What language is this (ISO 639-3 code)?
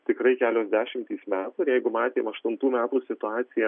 lit